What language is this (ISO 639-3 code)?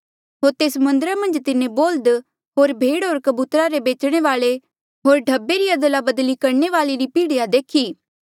mjl